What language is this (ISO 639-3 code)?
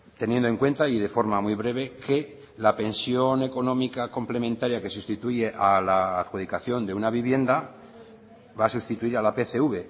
spa